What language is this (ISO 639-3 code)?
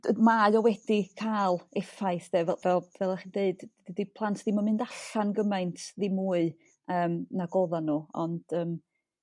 cym